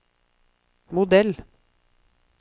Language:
Norwegian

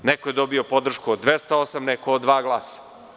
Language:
Serbian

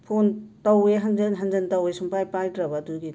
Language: Manipuri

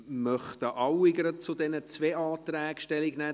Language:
Swiss German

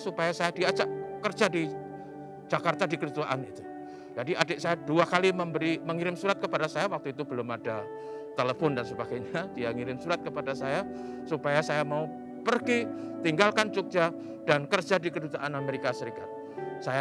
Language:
Indonesian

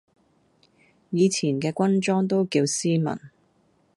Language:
Cantonese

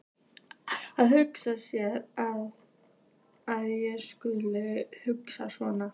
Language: Icelandic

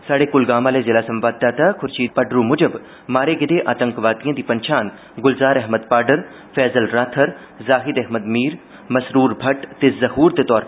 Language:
Dogri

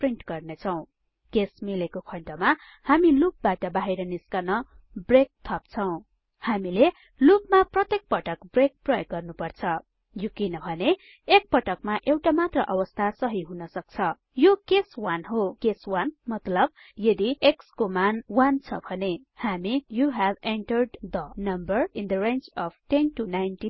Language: Nepali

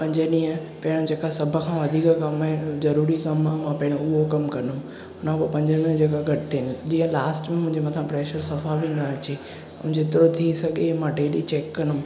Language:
Sindhi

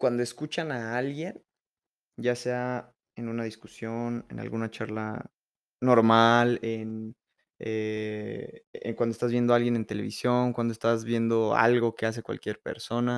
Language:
Spanish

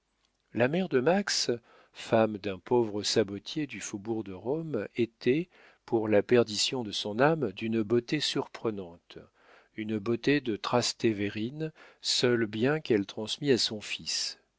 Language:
French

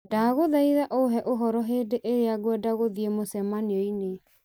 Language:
Kikuyu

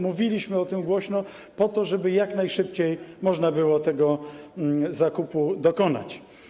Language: Polish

